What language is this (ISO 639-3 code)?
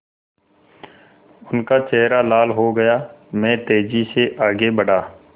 hin